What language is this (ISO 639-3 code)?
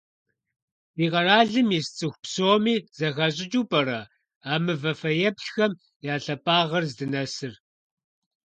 kbd